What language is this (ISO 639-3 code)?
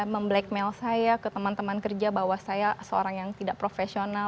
ind